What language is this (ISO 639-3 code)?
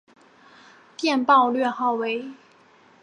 zho